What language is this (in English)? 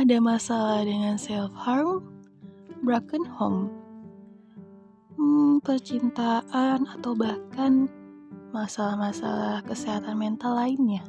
Indonesian